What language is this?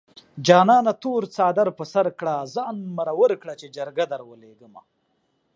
Pashto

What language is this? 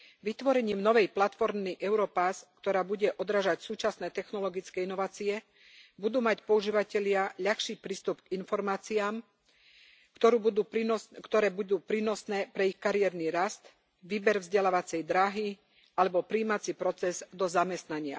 Slovak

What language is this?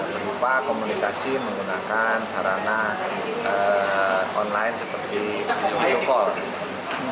Indonesian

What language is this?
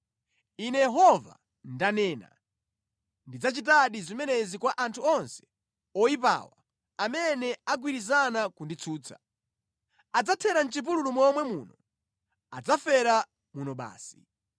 Nyanja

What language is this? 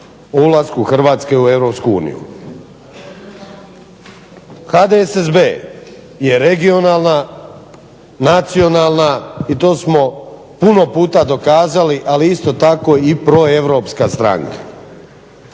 Croatian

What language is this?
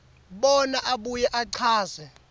Swati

